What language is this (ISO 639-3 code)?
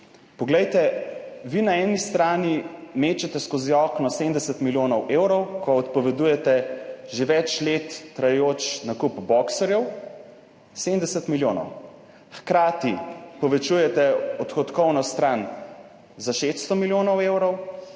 slv